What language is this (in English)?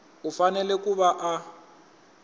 Tsonga